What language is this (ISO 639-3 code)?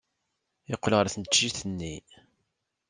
kab